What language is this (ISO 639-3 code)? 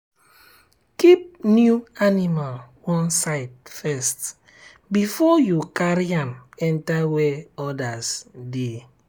pcm